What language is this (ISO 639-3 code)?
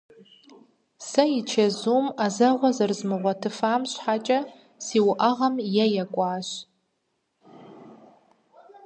kbd